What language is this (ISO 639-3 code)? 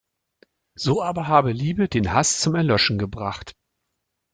deu